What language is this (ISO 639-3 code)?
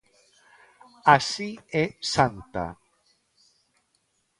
glg